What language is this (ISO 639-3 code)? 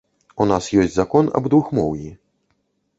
bel